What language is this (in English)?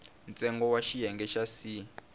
Tsonga